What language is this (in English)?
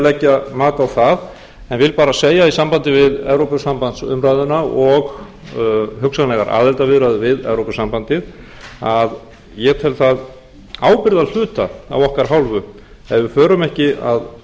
Icelandic